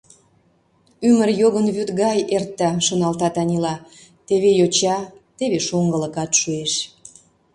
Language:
Mari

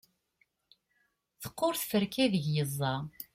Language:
Kabyle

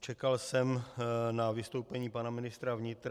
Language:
Czech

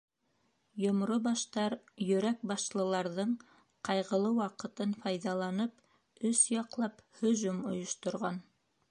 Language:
Bashkir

